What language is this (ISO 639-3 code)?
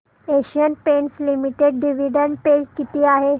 mar